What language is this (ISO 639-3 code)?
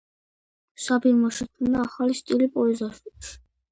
kat